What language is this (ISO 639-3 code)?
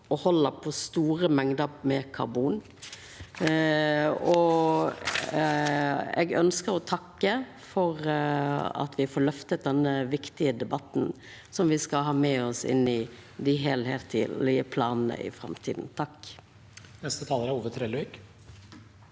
nor